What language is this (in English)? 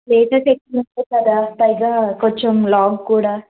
Telugu